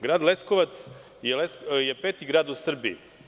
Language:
Serbian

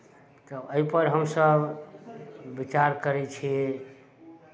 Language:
Maithili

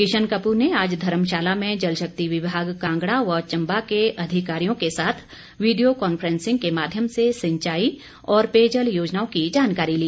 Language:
Hindi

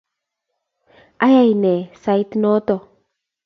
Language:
Kalenjin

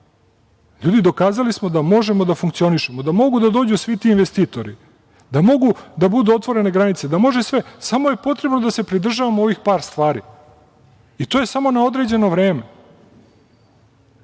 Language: Serbian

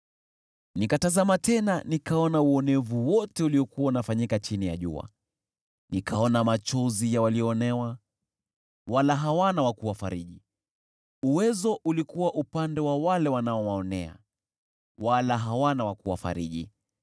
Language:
Swahili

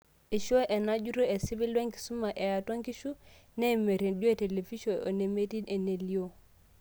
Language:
Masai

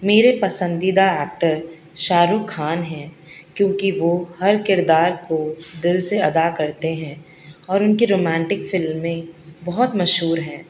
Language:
Urdu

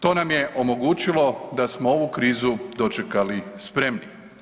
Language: Croatian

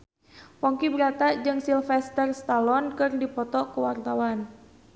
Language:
Sundanese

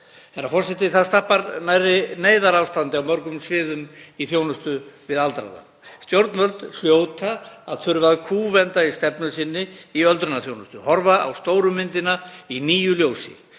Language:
Icelandic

